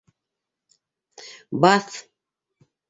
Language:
Bashkir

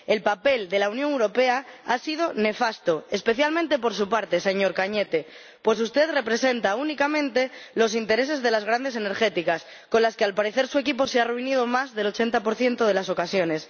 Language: Spanish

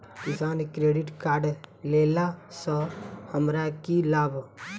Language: Maithili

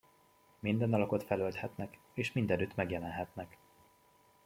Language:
Hungarian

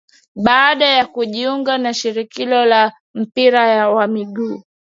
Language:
Swahili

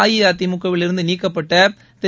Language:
Tamil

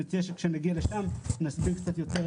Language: Hebrew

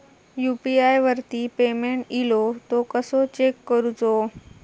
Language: Marathi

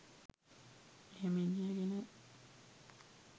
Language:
Sinhala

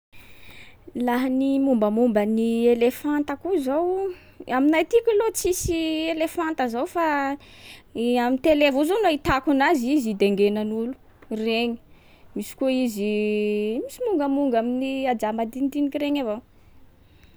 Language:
Sakalava Malagasy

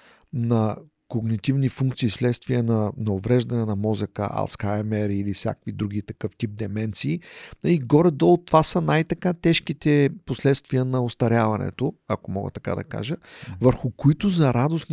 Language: Bulgarian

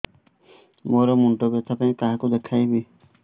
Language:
Odia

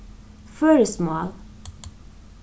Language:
Faroese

